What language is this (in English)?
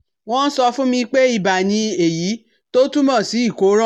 Yoruba